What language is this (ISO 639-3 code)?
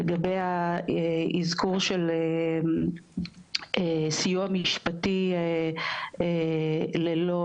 heb